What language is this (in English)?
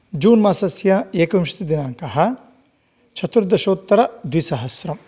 Sanskrit